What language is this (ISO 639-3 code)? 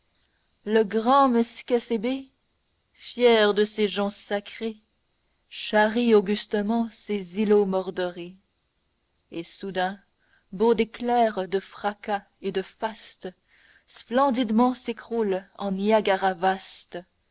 fra